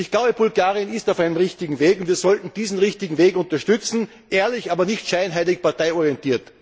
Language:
German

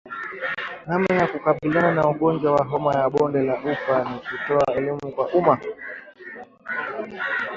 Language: Swahili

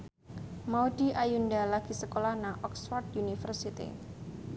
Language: Javanese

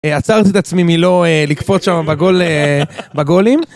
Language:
Hebrew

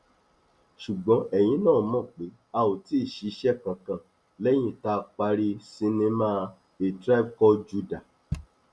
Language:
Yoruba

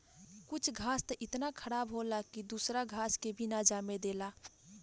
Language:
Bhojpuri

